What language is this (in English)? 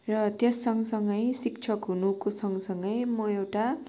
Nepali